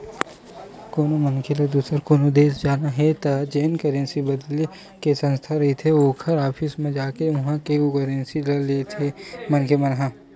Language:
Chhattisgarhi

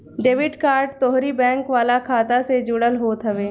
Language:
Bhojpuri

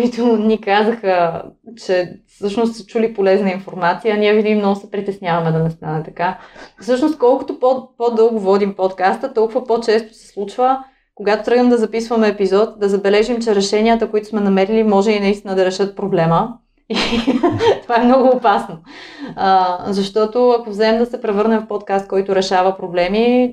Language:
Bulgarian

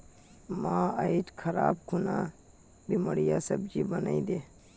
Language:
Magahi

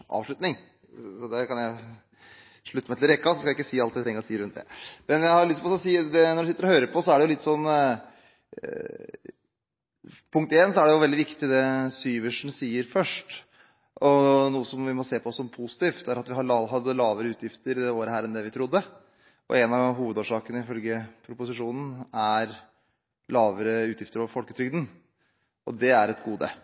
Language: Norwegian Bokmål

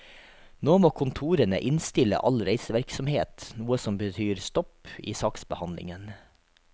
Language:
Norwegian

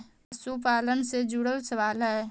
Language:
Magahi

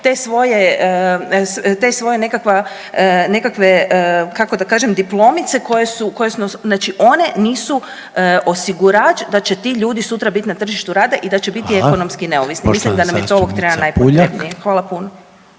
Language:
Croatian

